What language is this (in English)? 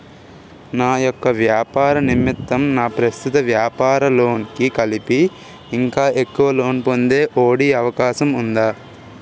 Telugu